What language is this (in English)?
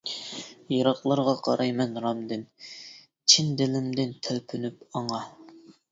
Uyghur